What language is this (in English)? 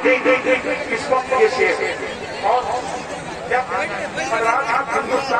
Hindi